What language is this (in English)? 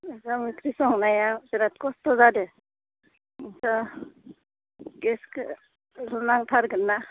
Bodo